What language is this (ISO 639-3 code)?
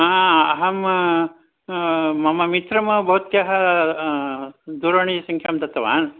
san